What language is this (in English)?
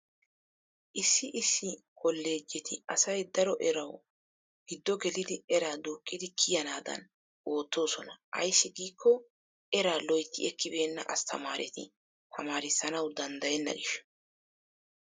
Wolaytta